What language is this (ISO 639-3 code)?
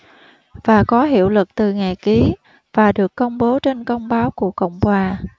vie